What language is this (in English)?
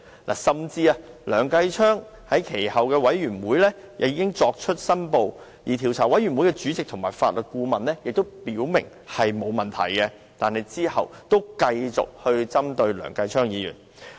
Cantonese